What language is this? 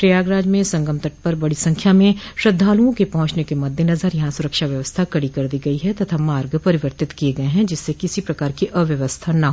Hindi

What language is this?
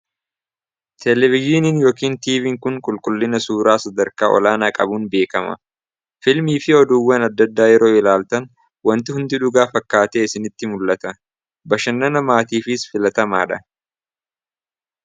Oromo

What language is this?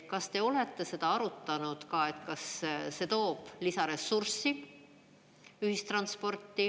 Estonian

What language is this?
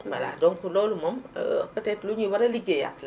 Wolof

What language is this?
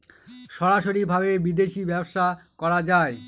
Bangla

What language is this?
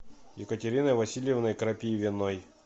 Russian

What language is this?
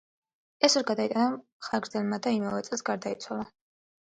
Georgian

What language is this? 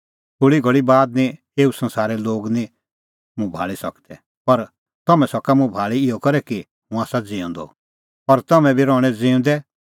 Kullu Pahari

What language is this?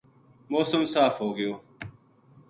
Gujari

